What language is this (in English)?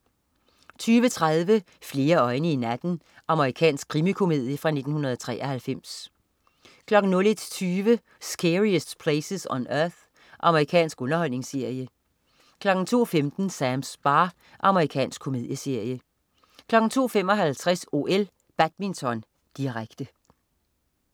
Danish